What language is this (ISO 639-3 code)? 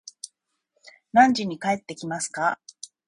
jpn